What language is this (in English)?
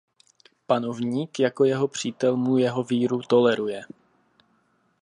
Czech